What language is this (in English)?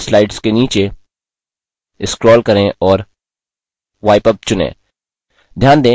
Hindi